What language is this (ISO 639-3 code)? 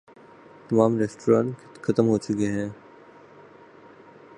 urd